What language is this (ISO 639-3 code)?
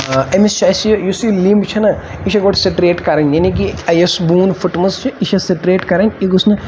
kas